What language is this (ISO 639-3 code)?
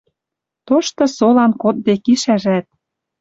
mrj